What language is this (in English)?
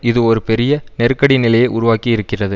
Tamil